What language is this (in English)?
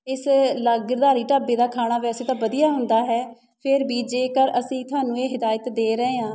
Punjabi